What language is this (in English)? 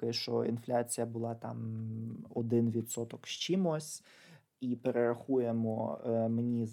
Ukrainian